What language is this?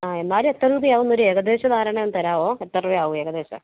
Malayalam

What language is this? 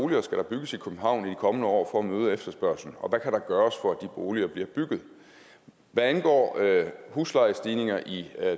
Danish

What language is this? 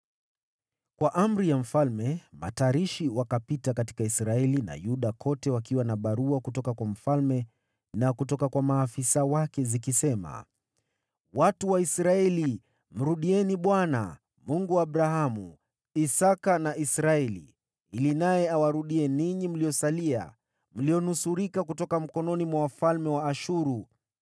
Swahili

